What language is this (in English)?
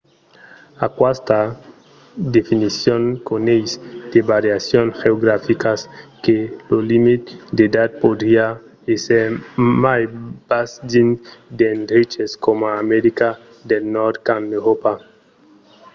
Occitan